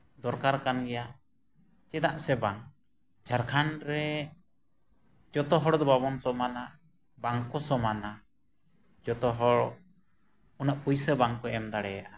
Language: Santali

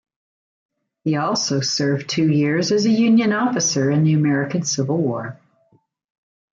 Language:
English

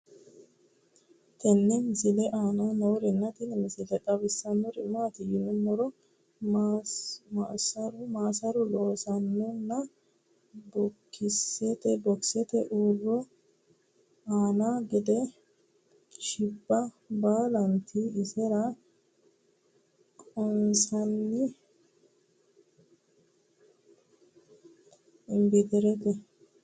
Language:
Sidamo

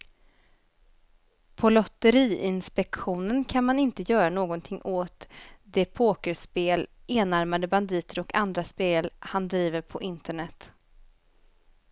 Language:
Swedish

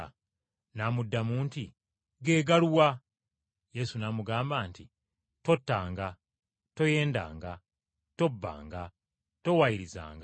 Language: Ganda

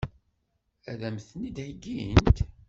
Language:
Kabyle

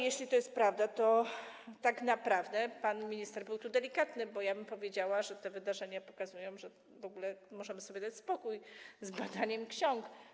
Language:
Polish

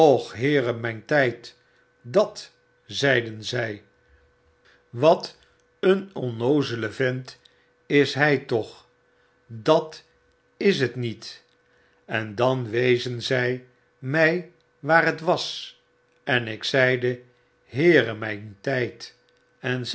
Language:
Dutch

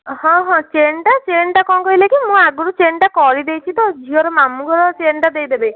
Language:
Odia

